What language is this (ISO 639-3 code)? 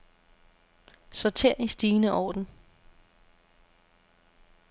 dan